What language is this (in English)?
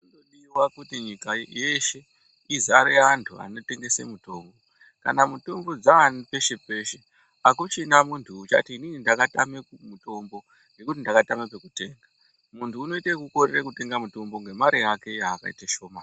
Ndau